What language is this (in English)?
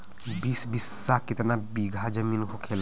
Bhojpuri